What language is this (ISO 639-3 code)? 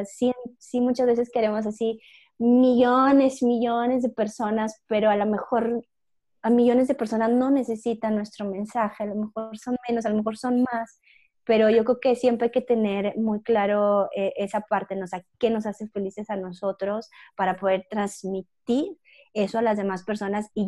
spa